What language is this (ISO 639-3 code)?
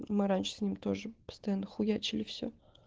rus